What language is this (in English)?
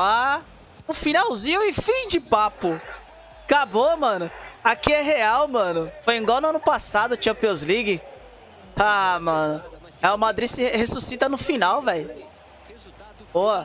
Portuguese